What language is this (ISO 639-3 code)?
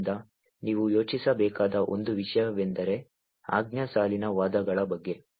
kan